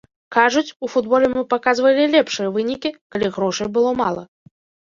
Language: Belarusian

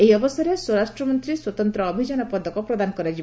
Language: Odia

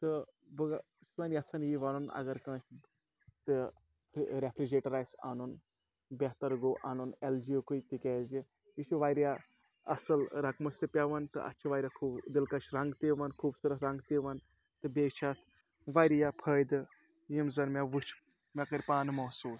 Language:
Kashmiri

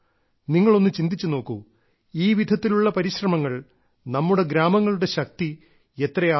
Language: Malayalam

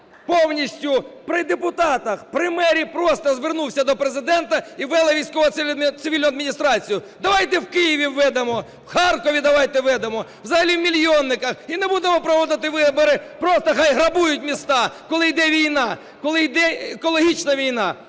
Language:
Ukrainian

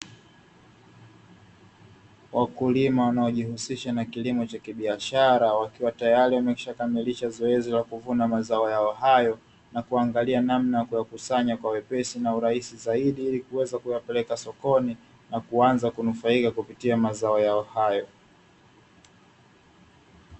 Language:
Swahili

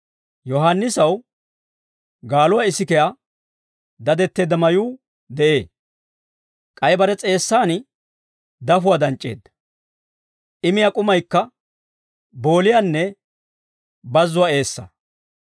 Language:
Dawro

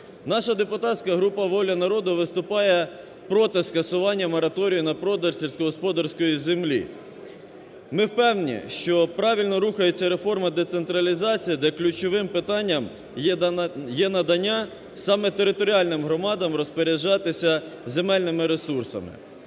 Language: Ukrainian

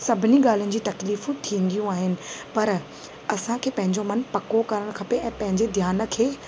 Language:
Sindhi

